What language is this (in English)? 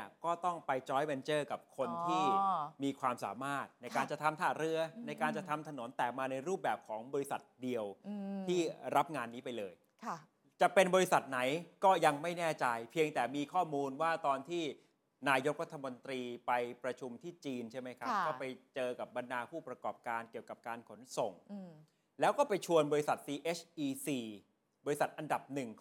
Thai